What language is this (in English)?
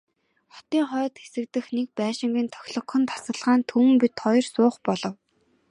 Mongolian